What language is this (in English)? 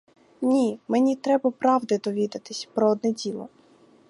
Ukrainian